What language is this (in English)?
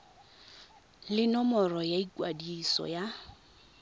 Tswana